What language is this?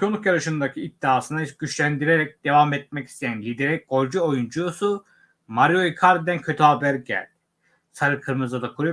Turkish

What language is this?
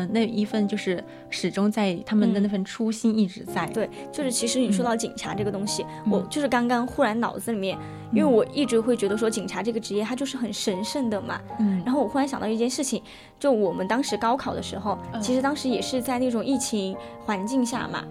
Chinese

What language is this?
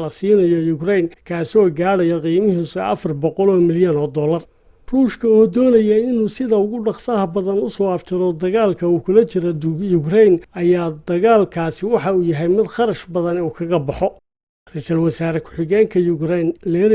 Somali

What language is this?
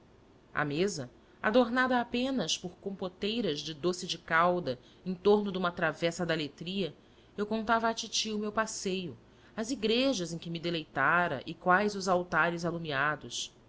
Portuguese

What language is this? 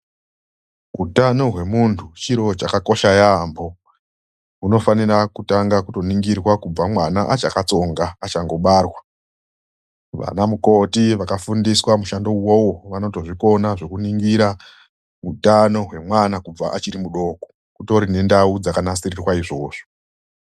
Ndau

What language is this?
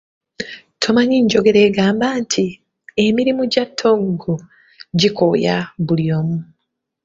Ganda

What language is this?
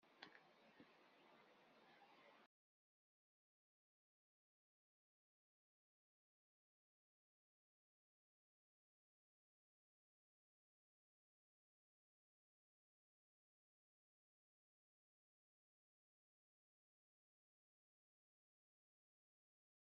Kabyle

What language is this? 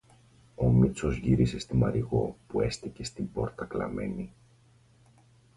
Greek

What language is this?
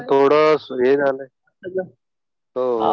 Marathi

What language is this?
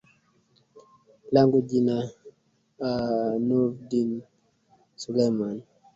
Swahili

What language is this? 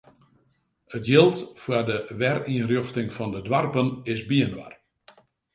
Western Frisian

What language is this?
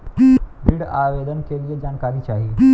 Bhojpuri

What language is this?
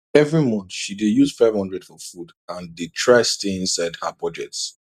Nigerian Pidgin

